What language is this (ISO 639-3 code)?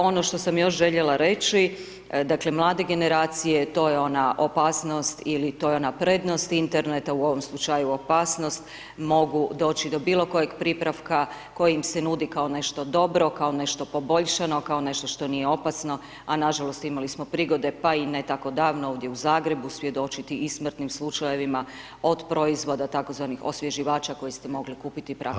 hrv